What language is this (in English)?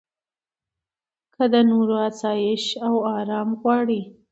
Pashto